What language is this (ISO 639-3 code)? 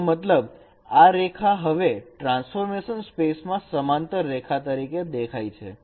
guj